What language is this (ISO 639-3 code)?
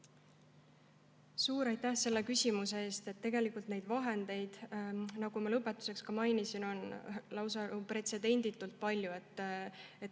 est